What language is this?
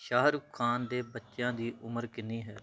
Punjabi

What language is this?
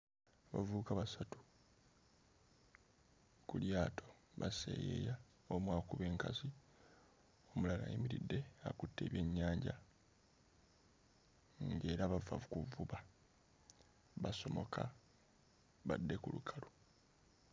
Ganda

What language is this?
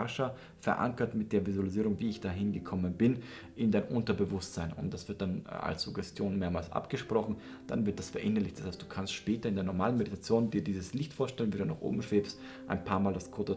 German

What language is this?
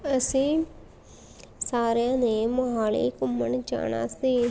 Punjabi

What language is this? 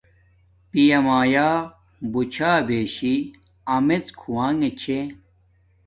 Domaaki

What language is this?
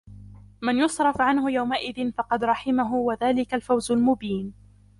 Arabic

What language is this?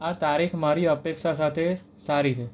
Gujarati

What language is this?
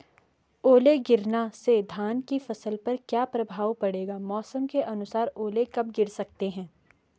Hindi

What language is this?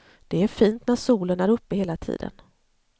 Swedish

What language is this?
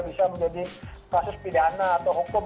Indonesian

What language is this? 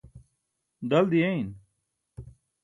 Burushaski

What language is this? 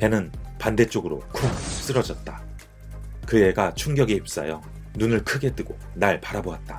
Korean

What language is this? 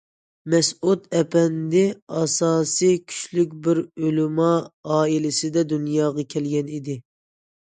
Uyghur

